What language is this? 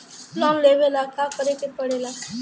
Bhojpuri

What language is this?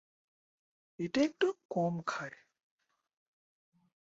Bangla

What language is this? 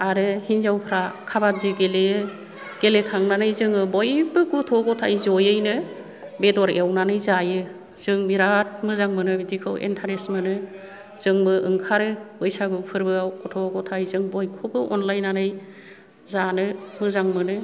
Bodo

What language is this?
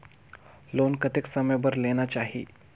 Chhattisgarhi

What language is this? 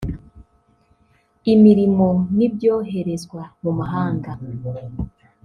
Kinyarwanda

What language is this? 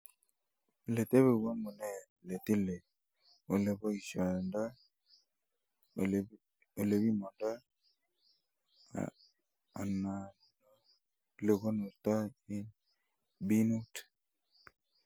Kalenjin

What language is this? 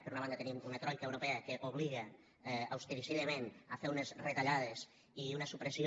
Catalan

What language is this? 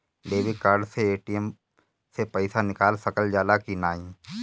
Bhojpuri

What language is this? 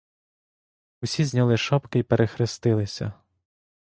Ukrainian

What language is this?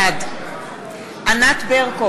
Hebrew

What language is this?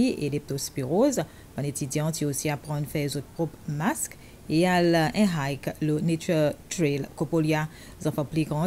French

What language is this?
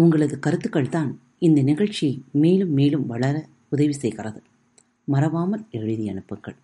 Tamil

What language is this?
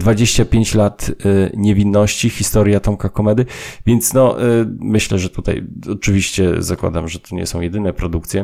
Polish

